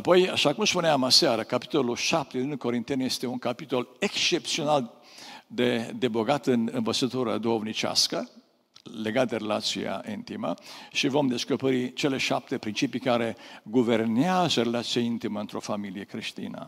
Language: Romanian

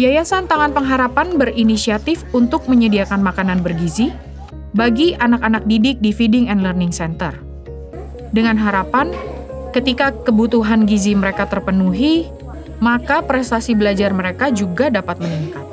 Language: Indonesian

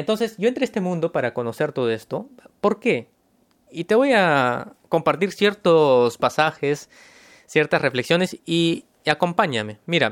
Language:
Spanish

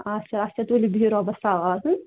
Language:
Kashmiri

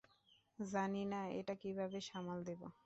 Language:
Bangla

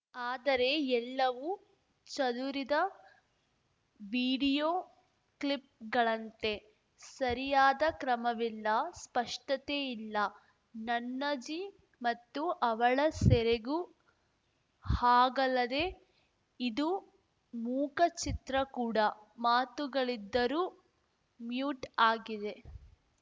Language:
Kannada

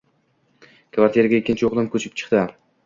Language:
Uzbek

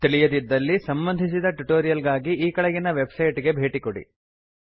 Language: Kannada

